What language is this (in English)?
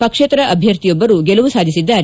Kannada